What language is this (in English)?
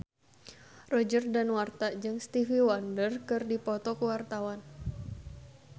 Sundanese